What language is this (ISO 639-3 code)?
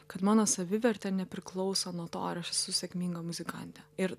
lit